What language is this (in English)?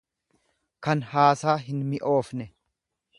Oromo